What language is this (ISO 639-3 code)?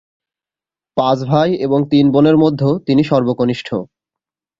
ben